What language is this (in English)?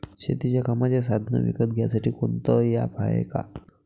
Marathi